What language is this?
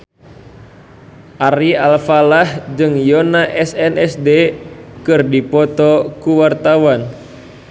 Sundanese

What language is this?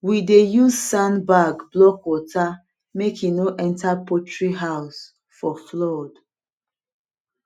Nigerian Pidgin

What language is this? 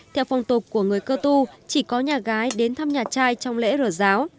Vietnamese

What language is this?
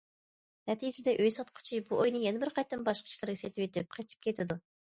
Uyghur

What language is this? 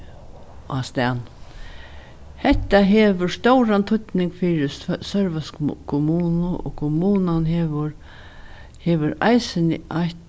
Faroese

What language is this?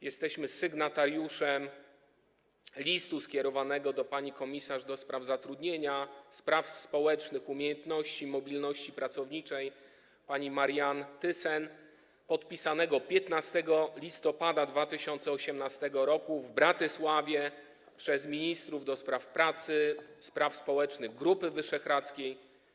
Polish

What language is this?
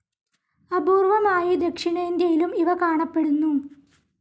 Malayalam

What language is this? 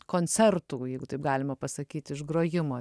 Lithuanian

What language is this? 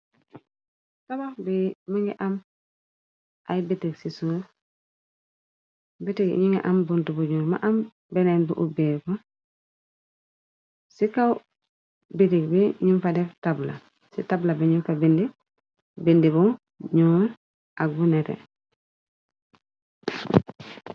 Wolof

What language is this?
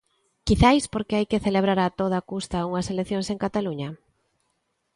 Galician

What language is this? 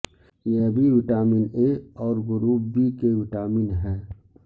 Urdu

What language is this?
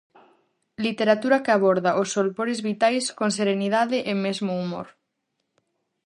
Galician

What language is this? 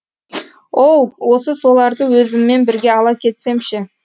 Kazakh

